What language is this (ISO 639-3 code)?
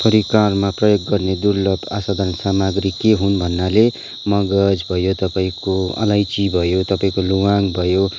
nep